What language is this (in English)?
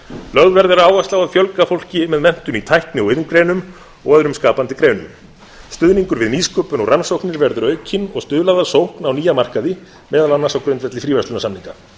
Icelandic